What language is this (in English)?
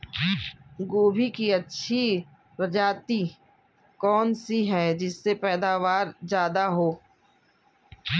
Hindi